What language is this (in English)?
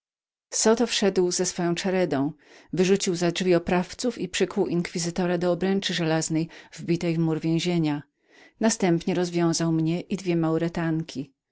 Polish